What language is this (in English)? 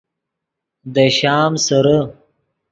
Yidgha